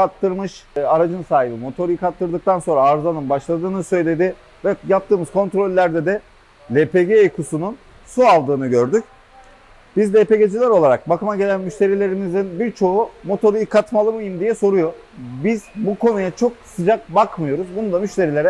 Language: Turkish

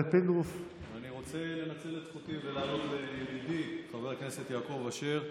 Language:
Hebrew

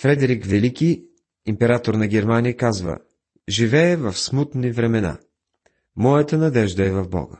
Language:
Bulgarian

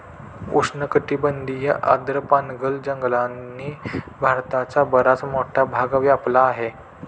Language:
Marathi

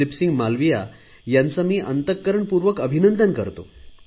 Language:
Marathi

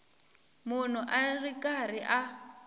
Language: Tsonga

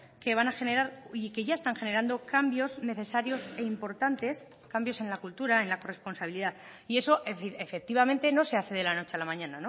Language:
Spanish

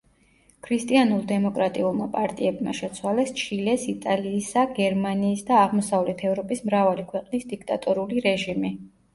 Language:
Georgian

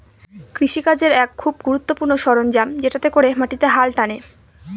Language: Bangla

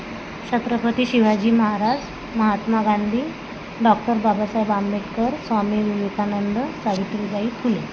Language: Marathi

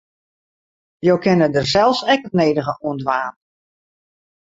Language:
Western Frisian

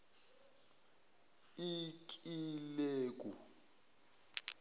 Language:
Zulu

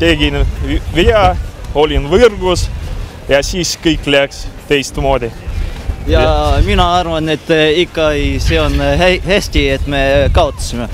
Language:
Finnish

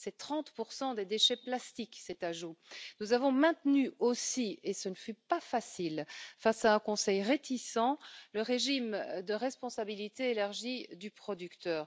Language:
French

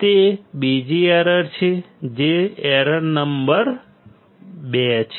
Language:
Gujarati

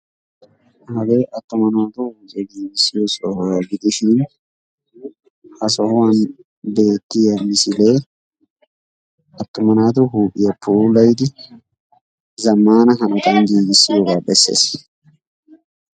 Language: Wolaytta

